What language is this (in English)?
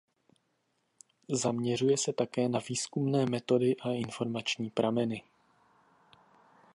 Czech